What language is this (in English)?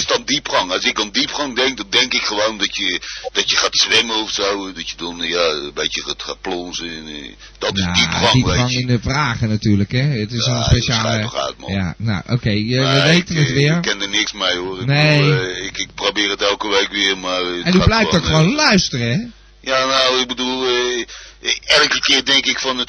Dutch